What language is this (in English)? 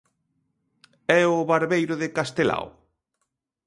Galician